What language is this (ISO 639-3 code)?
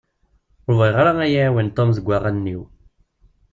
kab